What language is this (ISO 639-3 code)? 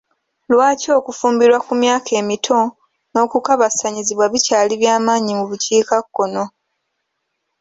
lug